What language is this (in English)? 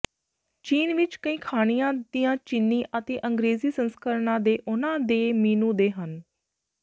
Punjabi